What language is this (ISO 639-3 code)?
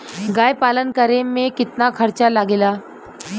bho